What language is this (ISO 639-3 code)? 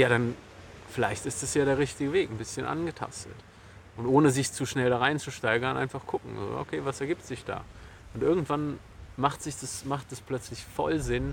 deu